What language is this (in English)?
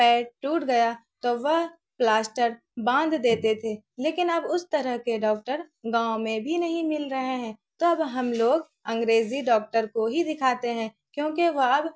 Urdu